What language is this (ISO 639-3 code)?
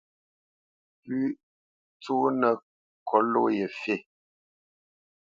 bce